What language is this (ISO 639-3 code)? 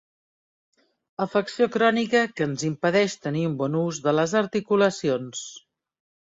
cat